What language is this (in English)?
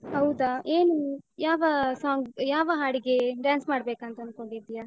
Kannada